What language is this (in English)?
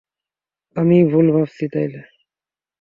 Bangla